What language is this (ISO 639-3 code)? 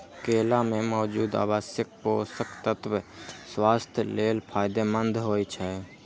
mai